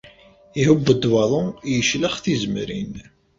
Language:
Kabyle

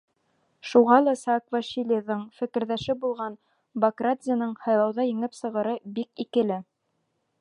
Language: Bashkir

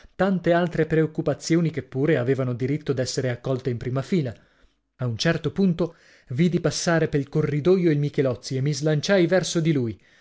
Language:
Italian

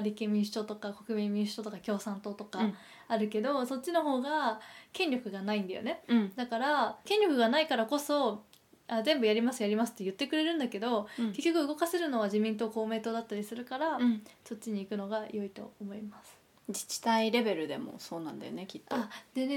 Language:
Japanese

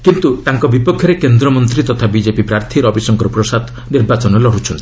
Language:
Odia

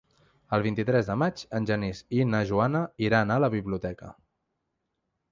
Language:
Catalan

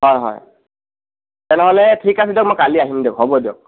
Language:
Assamese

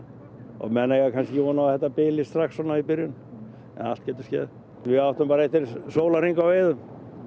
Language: Icelandic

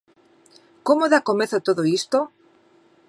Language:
Galician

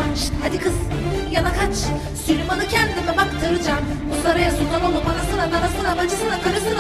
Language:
Korean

